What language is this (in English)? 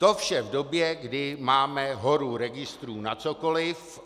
Czech